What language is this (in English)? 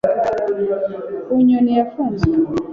Kinyarwanda